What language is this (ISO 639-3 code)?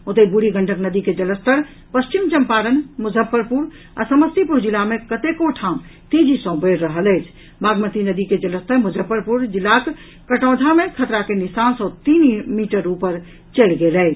mai